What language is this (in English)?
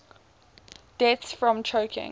English